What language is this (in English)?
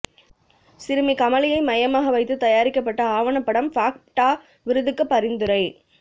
Tamil